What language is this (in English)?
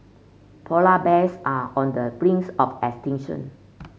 English